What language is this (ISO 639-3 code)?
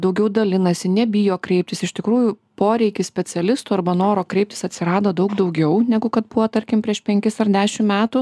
lit